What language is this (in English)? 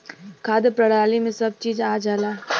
Bhojpuri